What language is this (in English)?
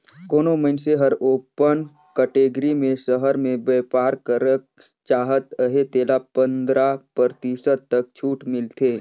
Chhattisgarhi